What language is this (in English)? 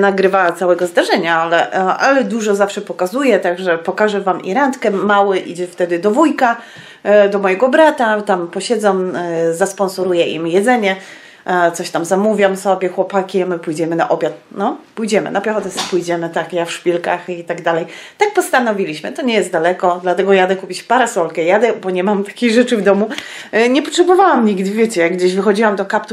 Polish